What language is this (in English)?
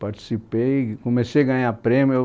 Portuguese